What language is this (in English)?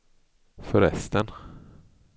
Swedish